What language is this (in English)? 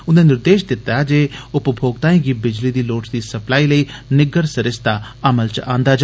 Dogri